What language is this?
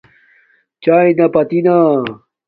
Domaaki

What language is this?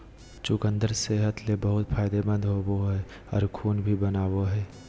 Magahi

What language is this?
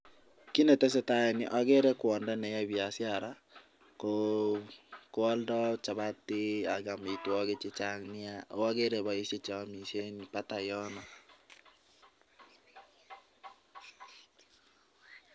Kalenjin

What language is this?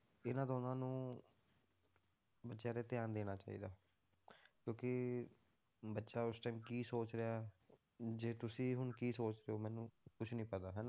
Punjabi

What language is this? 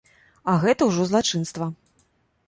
Belarusian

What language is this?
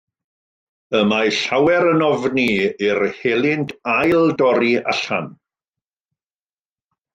Welsh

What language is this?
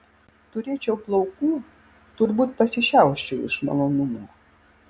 Lithuanian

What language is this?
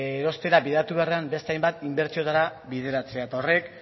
Basque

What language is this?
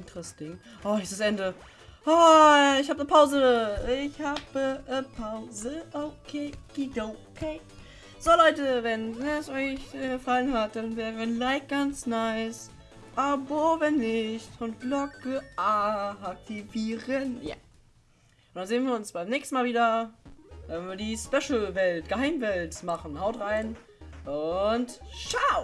German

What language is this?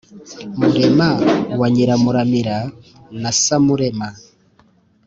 Kinyarwanda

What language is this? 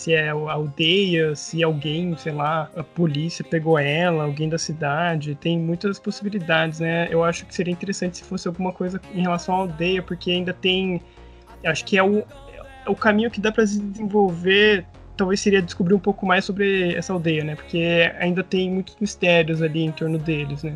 Portuguese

